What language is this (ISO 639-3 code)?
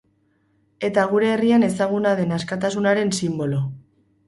eus